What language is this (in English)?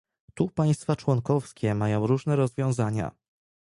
Polish